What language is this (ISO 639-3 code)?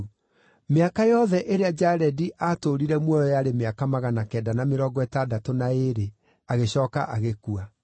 kik